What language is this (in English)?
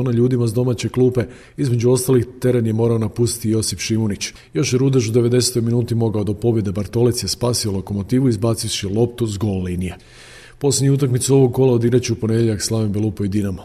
Croatian